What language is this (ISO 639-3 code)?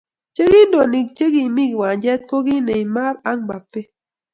kln